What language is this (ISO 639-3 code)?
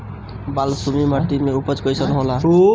bho